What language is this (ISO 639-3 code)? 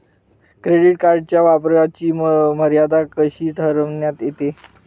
mar